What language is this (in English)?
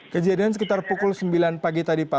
Indonesian